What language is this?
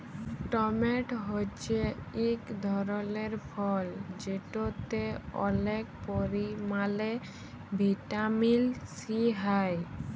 Bangla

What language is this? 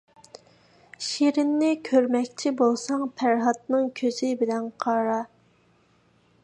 Uyghur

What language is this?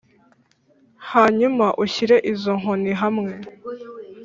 Kinyarwanda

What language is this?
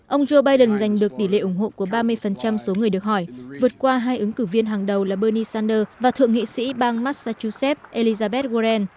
Vietnamese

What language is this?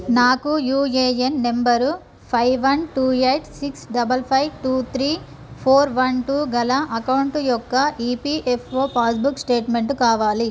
Telugu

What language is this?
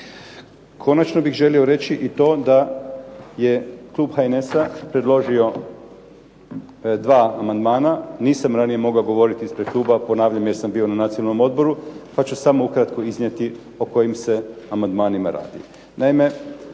Croatian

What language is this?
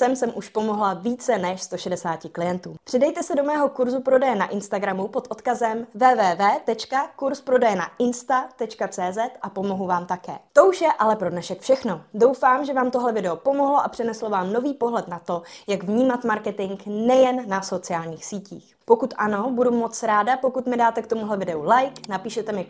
Czech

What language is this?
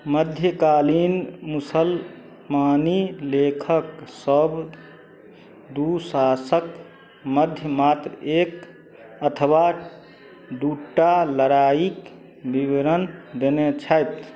Maithili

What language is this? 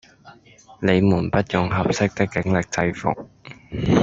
Cantonese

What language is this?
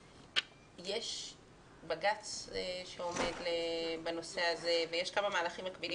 Hebrew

